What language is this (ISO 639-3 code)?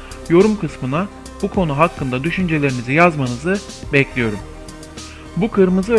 tur